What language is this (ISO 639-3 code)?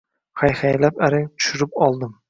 uzb